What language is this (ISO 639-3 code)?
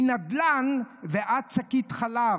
heb